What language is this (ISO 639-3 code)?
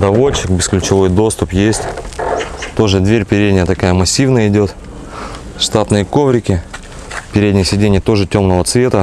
rus